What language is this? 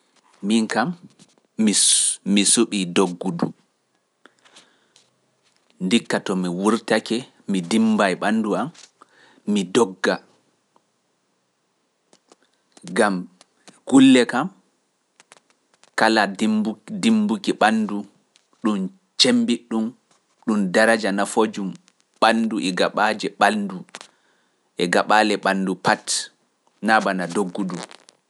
Pular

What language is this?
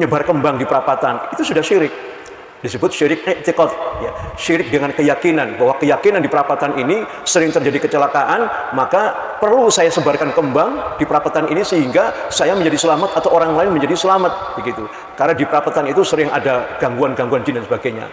Indonesian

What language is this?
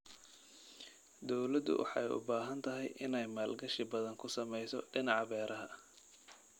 Somali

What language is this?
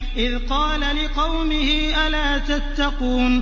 Arabic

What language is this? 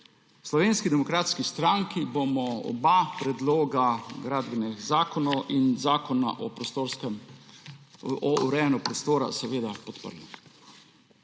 Slovenian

